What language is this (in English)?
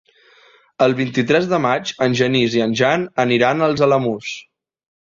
Catalan